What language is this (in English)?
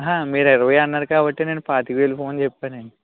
Telugu